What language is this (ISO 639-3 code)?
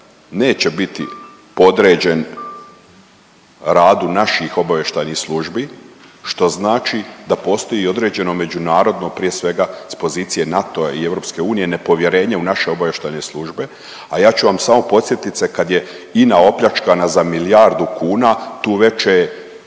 hrv